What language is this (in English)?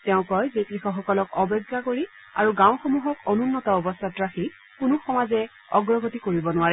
Assamese